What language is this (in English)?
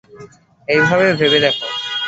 Bangla